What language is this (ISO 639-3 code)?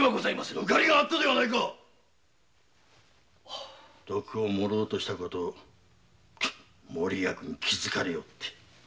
jpn